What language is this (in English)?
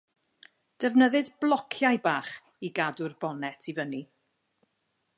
Welsh